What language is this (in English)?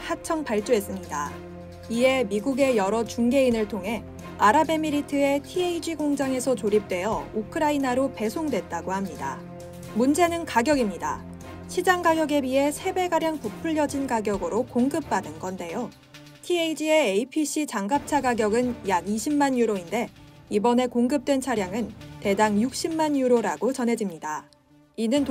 Korean